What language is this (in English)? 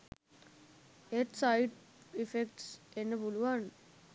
Sinhala